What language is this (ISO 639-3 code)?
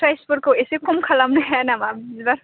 brx